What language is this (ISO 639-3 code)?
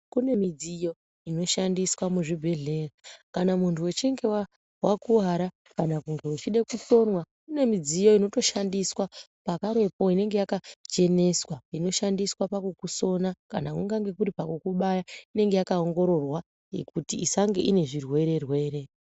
ndc